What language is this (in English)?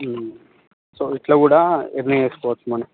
Telugu